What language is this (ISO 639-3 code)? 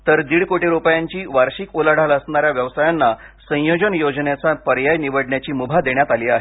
mar